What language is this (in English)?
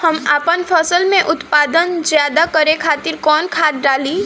Bhojpuri